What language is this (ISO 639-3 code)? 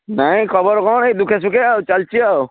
ori